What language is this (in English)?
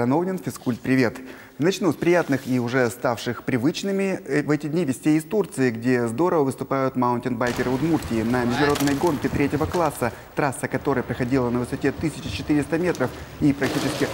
Russian